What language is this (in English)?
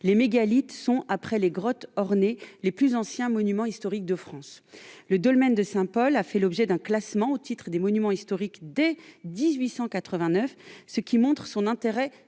French